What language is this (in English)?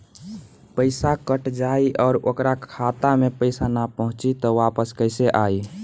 Bhojpuri